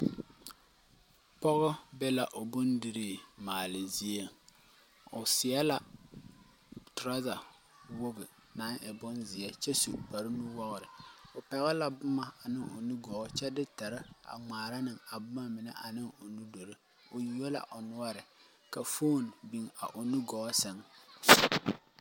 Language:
Southern Dagaare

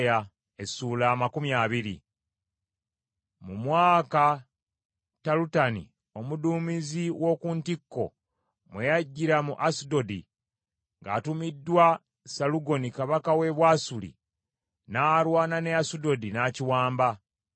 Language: Ganda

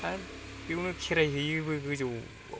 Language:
Bodo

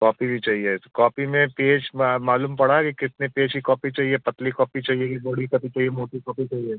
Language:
Hindi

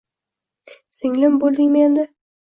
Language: Uzbek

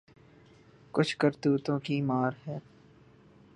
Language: Urdu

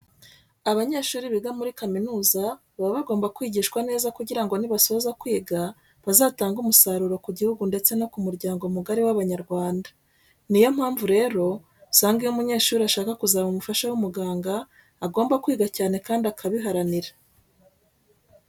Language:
Kinyarwanda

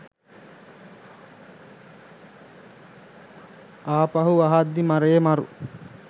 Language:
Sinhala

